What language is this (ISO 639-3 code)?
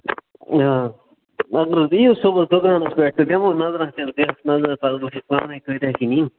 kas